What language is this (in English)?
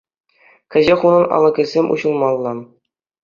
Chuvash